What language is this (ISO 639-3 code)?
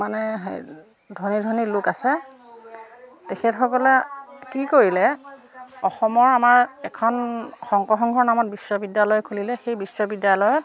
asm